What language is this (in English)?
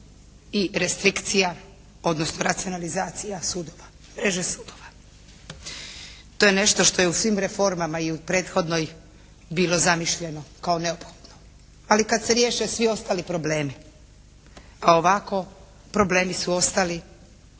Croatian